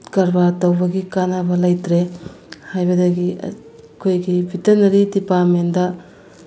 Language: Manipuri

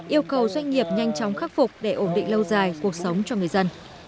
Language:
Vietnamese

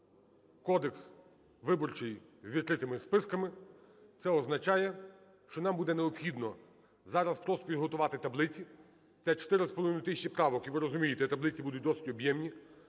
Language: Ukrainian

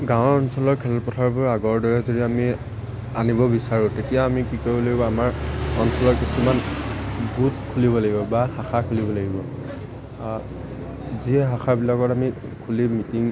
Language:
Assamese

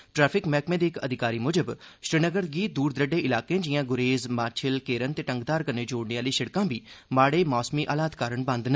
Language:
Dogri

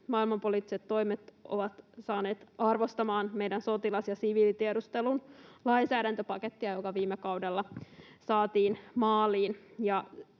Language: Finnish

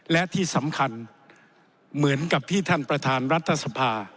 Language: Thai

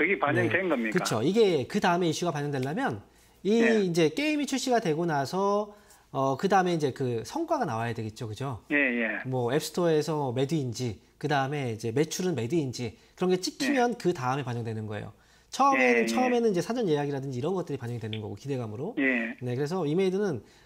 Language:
Korean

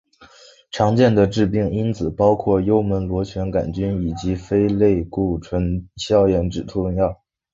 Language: Chinese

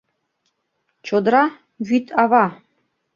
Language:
Mari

